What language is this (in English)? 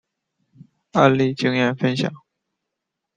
Chinese